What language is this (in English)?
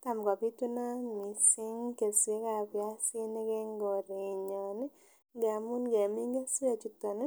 Kalenjin